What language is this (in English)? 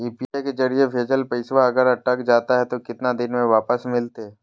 Magahi